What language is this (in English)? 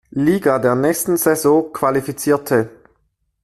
German